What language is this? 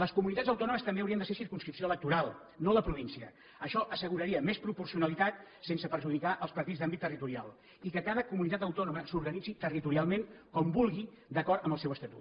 Catalan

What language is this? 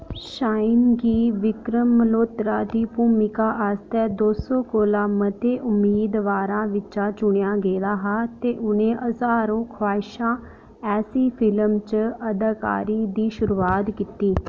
Dogri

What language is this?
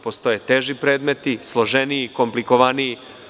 Serbian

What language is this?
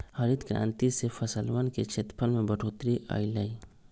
Magahi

